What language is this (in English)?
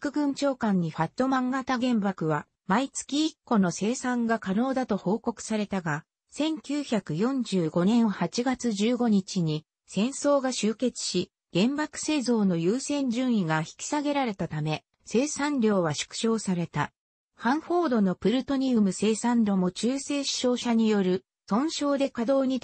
Japanese